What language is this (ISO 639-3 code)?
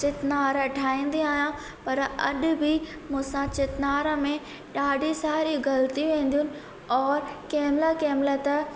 snd